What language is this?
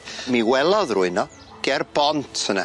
Welsh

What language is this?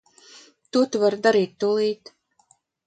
Latvian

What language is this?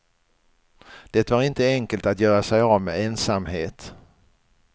Swedish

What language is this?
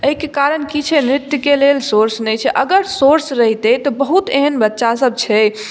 Maithili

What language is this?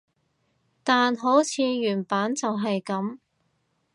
Cantonese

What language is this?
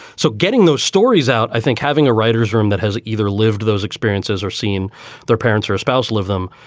English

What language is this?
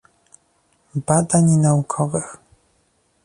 Polish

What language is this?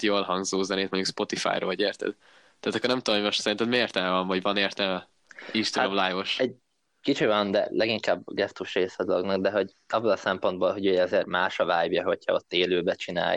Hungarian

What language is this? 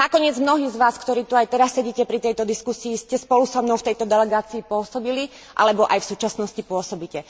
Slovak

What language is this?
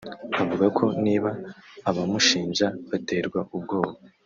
Kinyarwanda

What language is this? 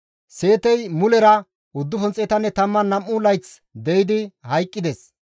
Gamo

